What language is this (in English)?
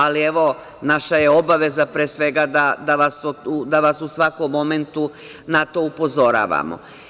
Serbian